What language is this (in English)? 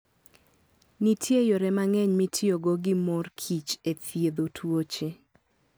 Luo (Kenya and Tanzania)